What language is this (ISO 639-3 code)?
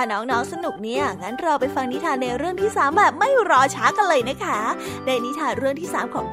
tha